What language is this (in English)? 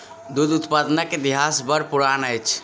Maithili